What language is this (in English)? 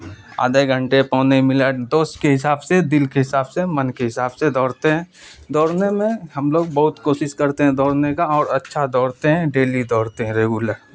Urdu